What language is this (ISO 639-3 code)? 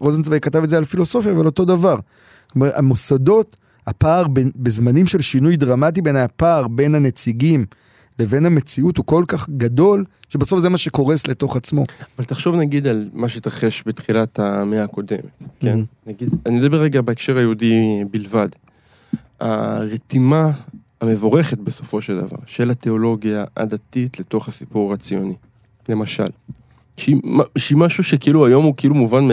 heb